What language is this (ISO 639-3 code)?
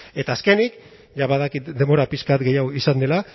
eus